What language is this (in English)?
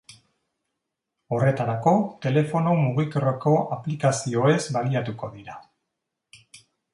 Basque